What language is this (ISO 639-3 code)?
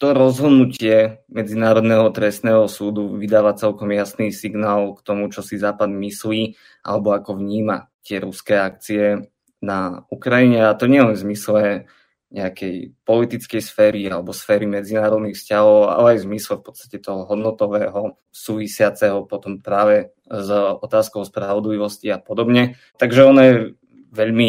slk